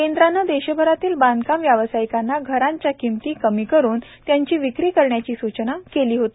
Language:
Marathi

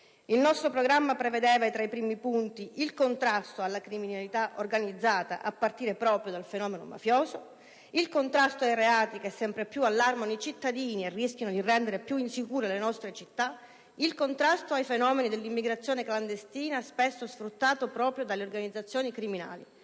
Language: Italian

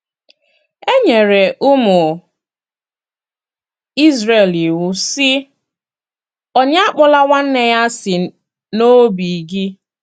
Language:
Igbo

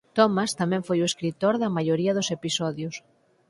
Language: Galician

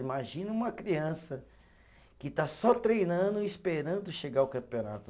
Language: Portuguese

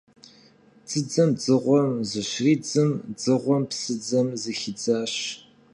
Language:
Kabardian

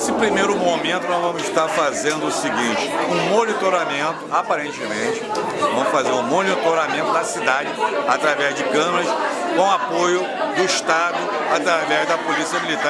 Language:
Portuguese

